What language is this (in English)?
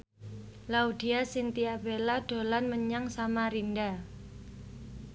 Javanese